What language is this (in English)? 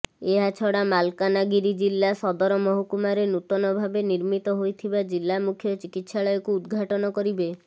Odia